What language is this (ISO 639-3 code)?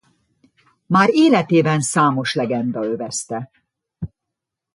hun